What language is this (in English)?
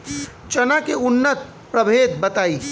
Bhojpuri